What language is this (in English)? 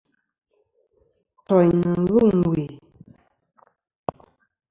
Kom